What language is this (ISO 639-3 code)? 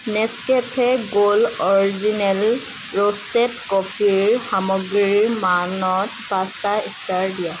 asm